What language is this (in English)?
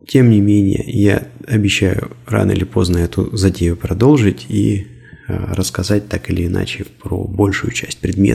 Russian